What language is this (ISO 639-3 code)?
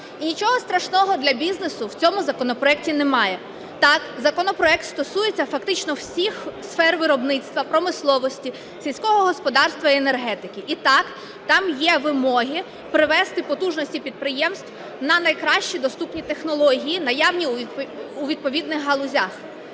ukr